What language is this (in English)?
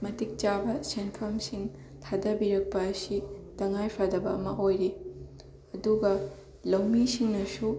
Manipuri